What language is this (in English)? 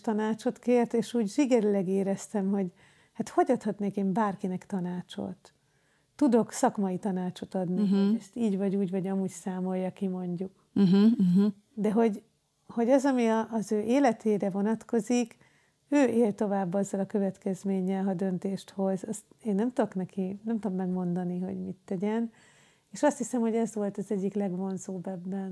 Hungarian